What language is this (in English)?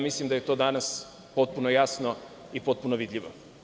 Serbian